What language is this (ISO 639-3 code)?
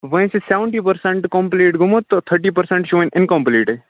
kas